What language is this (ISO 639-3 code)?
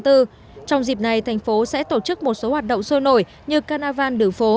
vie